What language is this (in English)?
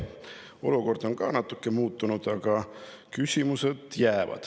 Estonian